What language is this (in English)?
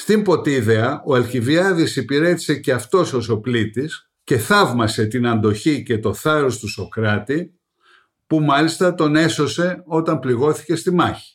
Greek